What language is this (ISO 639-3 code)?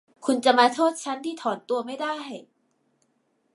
tha